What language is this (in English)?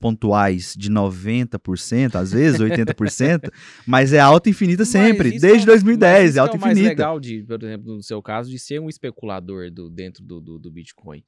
Portuguese